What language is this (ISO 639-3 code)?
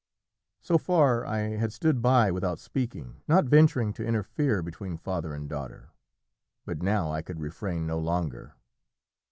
eng